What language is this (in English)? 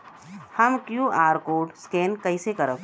Bhojpuri